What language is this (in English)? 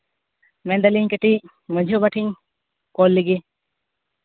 Santali